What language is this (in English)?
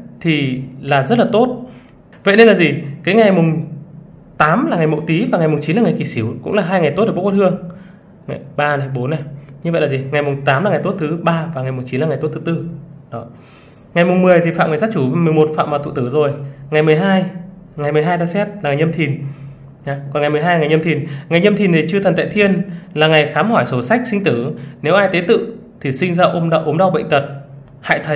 Vietnamese